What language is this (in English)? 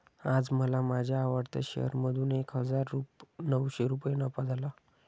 Marathi